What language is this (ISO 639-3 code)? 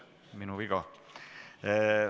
est